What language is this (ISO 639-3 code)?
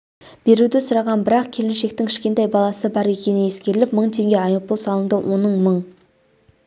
kaz